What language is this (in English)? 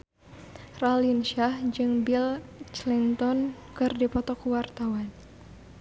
Sundanese